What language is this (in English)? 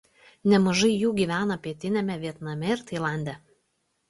Lithuanian